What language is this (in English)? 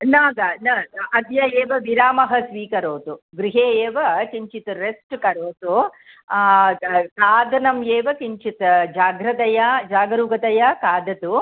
Sanskrit